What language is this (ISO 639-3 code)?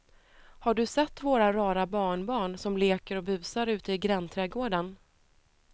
swe